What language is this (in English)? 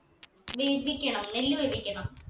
Malayalam